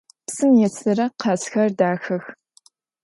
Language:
Adyghe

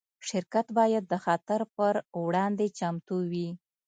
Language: Pashto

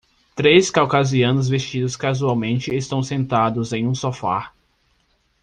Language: Portuguese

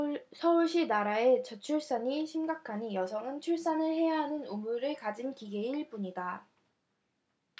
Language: Korean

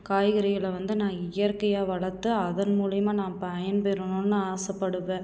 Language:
Tamil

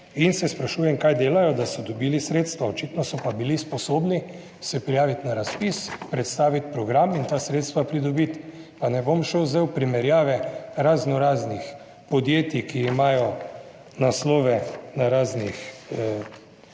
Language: Slovenian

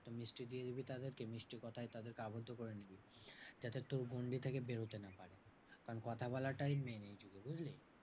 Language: Bangla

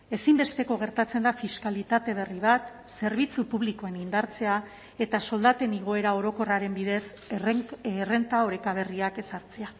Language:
Basque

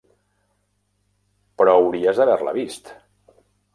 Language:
Catalan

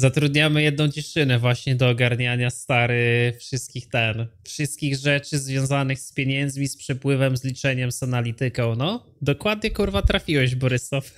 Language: Polish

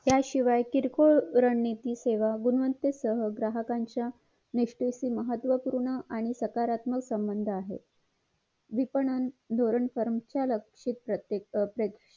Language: Marathi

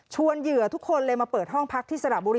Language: Thai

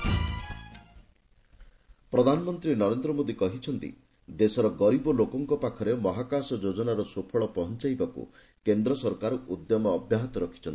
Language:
Odia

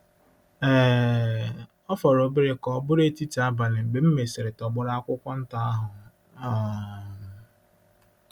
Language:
Igbo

